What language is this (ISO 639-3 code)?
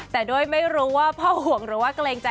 tha